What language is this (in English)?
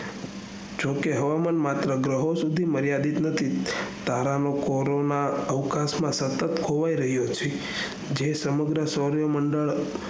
Gujarati